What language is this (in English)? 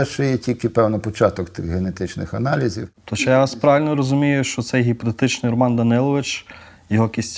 Ukrainian